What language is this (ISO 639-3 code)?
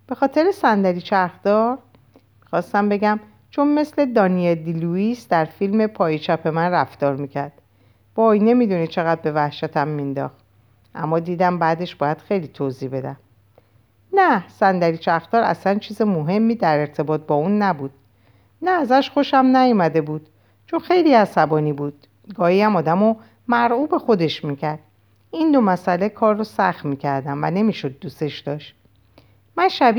fas